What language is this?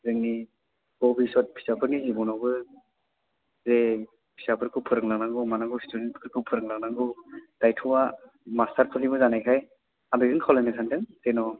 Bodo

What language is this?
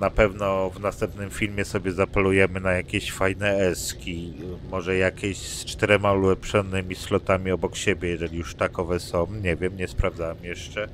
Polish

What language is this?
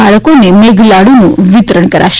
Gujarati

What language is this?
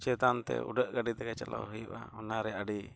Santali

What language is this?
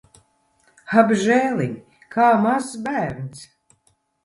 Latvian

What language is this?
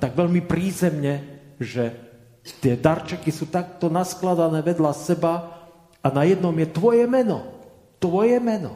Slovak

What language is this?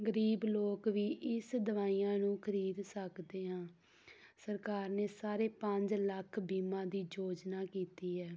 Punjabi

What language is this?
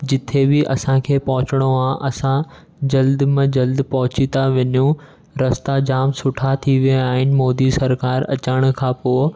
Sindhi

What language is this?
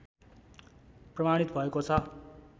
Nepali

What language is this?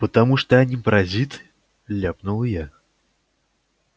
Russian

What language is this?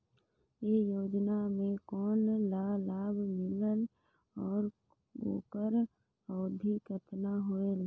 Chhattisgarhi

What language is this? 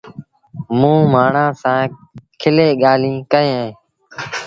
Sindhi Bhil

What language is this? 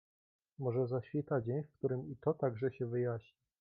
Polish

